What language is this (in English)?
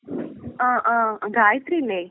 Malayalam